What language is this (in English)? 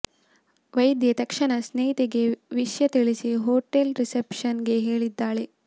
Kannada